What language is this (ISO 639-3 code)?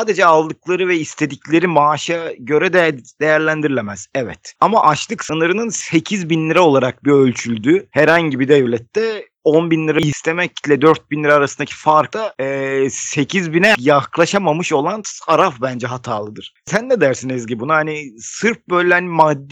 tur